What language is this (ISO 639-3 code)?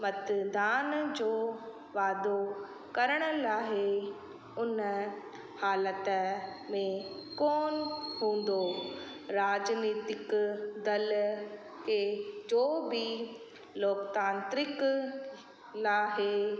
snd